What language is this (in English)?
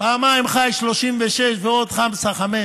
Hebrew